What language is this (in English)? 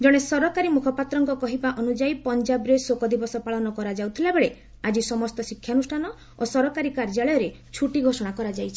Odia